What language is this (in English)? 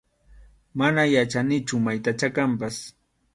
Arequipa-La Unión Quechua